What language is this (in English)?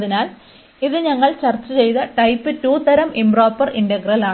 Malayalam